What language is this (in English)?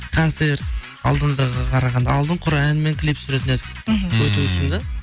Kazakh